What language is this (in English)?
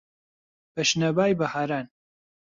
Central Kurdish